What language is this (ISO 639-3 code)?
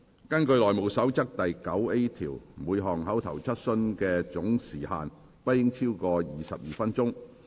yue